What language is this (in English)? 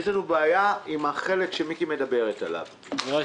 Hebrew